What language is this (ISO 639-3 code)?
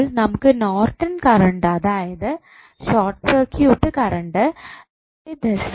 mal